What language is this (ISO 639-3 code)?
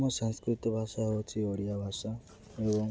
ori